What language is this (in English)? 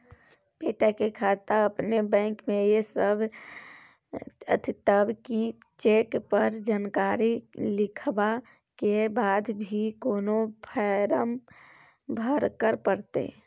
Maithili